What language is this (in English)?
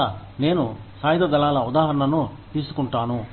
Telugu